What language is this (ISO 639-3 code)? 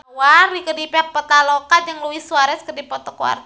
sun